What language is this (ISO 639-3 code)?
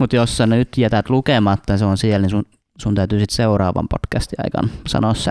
fin